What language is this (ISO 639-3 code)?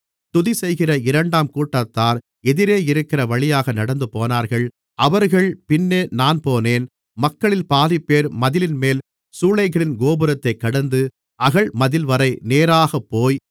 tam